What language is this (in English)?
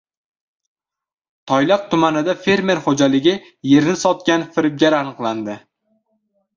Uzbek